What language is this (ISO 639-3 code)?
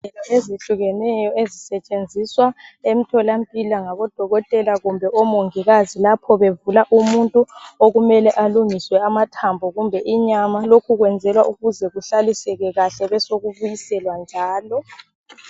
nde